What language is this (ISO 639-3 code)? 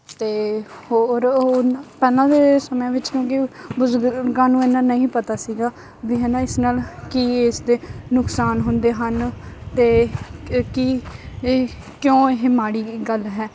pan